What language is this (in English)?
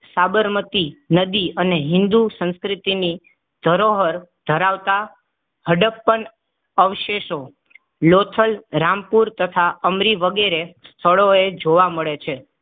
Gujarati